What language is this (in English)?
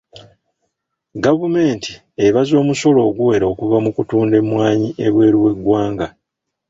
Ganda